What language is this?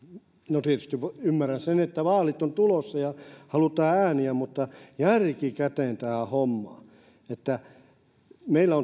Finnish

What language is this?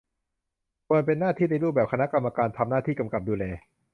Thai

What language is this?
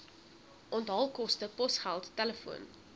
Afrikaans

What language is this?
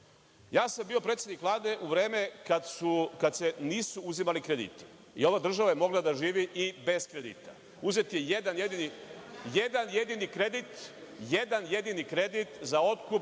Serbian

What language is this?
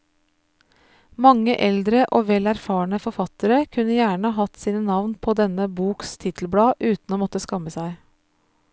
Norwegian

